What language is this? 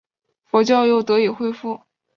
Chinese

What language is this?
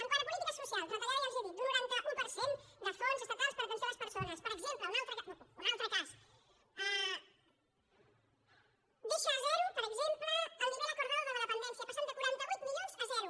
Catalan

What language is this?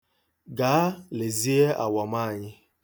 Igbo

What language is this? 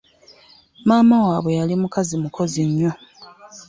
Ganda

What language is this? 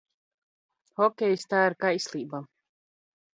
Latvian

